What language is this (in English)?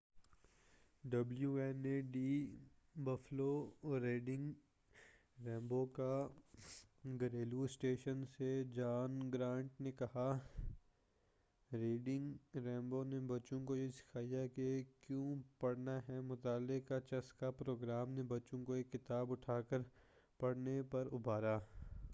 Urdu